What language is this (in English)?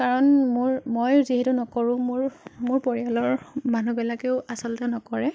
Assamese